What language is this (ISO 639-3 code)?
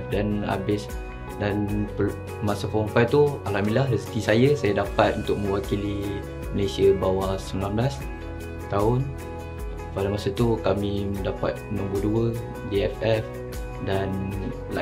msa